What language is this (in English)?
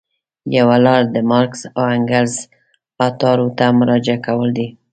Pashto